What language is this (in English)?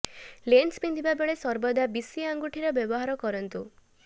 Odia